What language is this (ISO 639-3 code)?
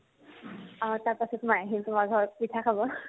asm